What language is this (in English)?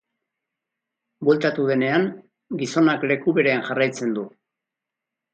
Basque